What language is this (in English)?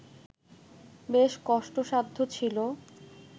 Bangla